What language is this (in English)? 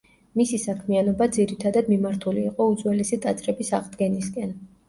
Georgian